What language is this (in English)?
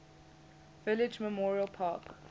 English